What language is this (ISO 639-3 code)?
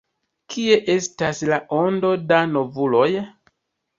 epo